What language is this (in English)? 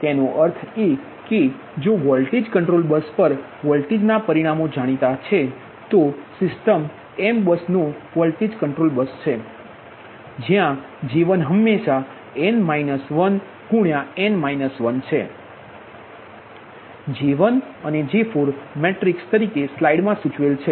Gujarati